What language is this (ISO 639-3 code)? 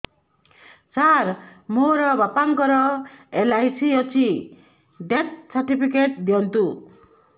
ori